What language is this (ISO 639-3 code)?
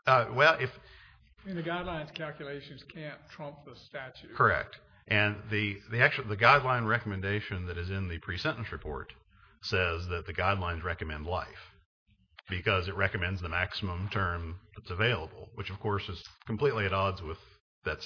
eng